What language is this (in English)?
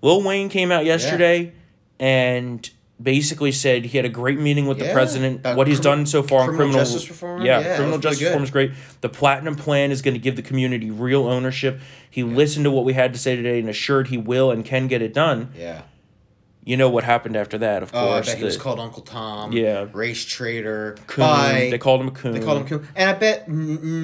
English